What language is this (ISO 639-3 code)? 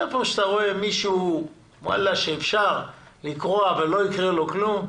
heb